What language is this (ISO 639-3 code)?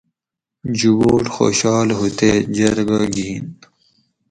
gwc